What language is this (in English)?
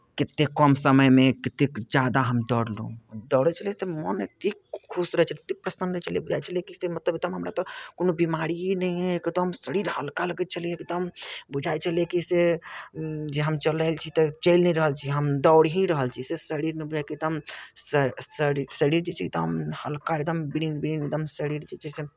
Maithili